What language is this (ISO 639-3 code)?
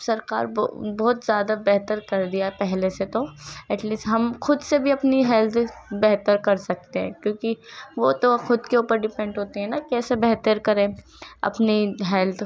urd